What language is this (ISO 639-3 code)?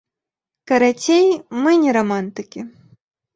bel